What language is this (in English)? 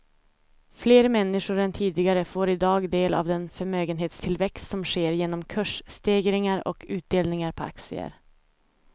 Swedish